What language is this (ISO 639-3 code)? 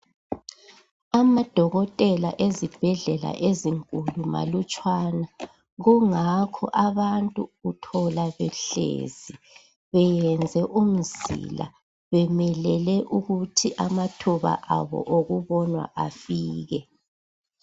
nde